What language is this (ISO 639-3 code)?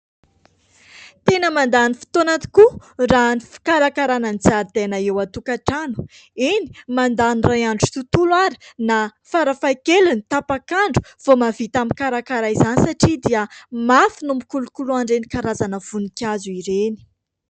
mlg